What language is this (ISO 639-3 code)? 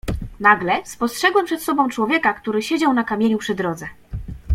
pol